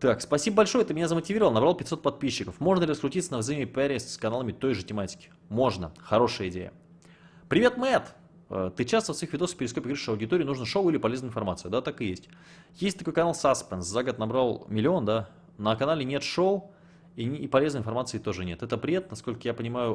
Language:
Russian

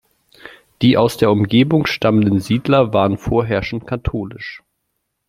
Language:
German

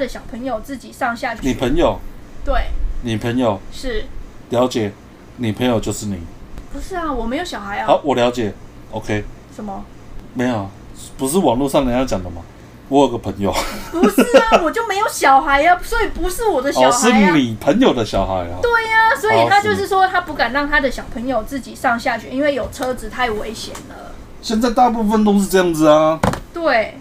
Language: Chinese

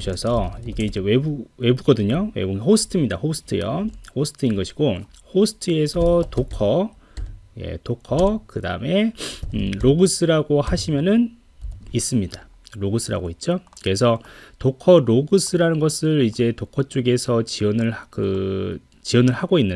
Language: Korean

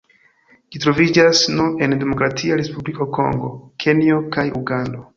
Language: Esperanto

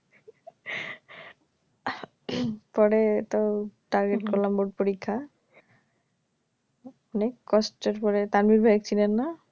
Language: Bangla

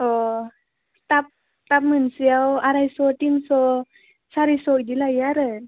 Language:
Bodo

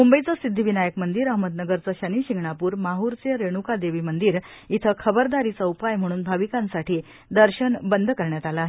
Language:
Marathi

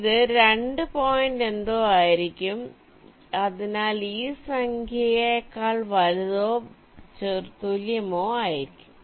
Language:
Malayalam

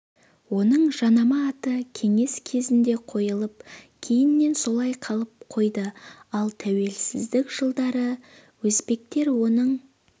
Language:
Kazakh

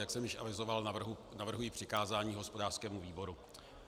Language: Czech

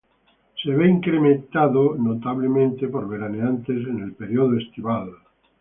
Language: Spanish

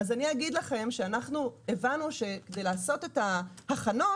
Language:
Hebrew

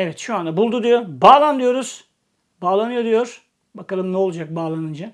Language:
Turkish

